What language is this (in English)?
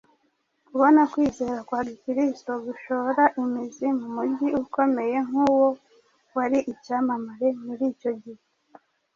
Kinyarwanda